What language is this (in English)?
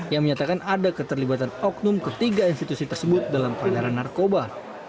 Indonesian